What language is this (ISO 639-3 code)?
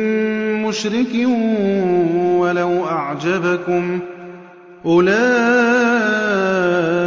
ara